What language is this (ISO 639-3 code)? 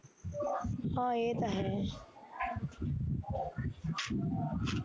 pan